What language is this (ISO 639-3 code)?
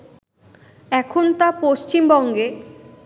ben